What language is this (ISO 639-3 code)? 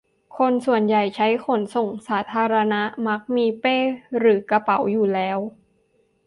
tha